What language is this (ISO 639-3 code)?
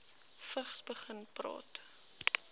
afr